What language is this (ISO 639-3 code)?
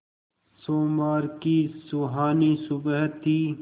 hin